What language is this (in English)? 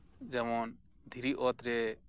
Santali